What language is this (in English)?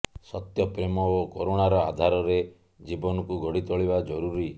Odia